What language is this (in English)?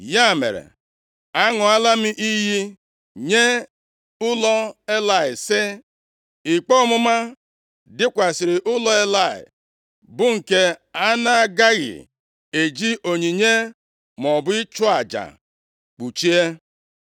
Igbo